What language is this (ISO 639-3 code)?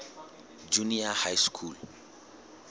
sot